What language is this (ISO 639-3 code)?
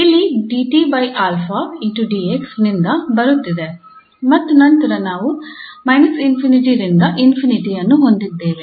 kan